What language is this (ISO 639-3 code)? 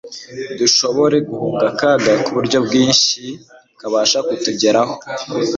kin